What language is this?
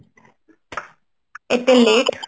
Odia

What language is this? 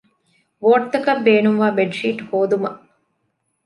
Divehi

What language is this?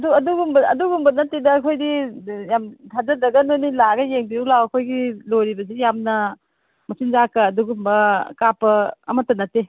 Manipuri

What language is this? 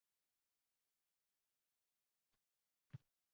Uzbek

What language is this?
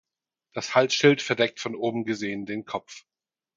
German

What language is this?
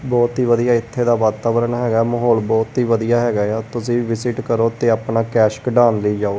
Punjabi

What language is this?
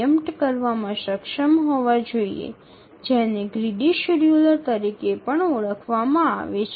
Bangla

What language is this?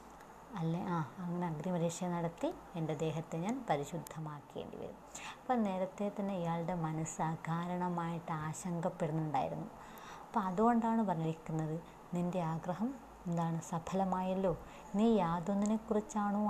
Malayalam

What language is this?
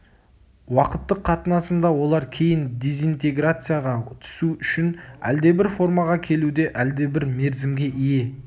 Kazakh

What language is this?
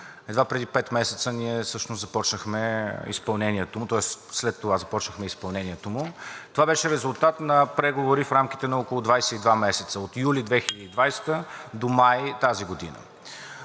Bulgarian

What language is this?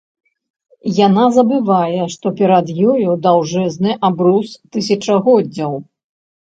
Belarusian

